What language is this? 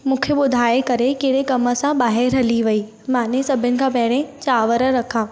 Sindhi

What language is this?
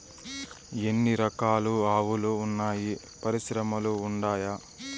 Telugu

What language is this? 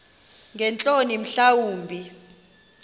Xhosa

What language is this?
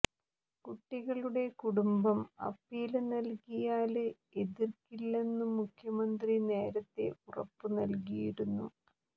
Malayalam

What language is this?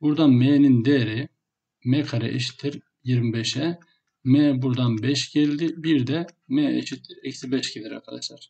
Turkish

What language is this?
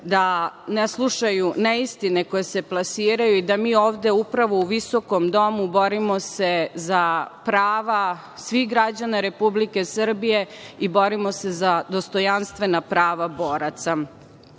Serbian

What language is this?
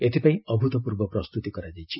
Odia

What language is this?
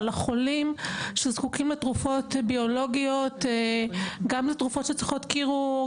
Hebrew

